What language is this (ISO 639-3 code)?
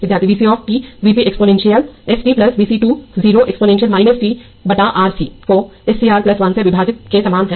hin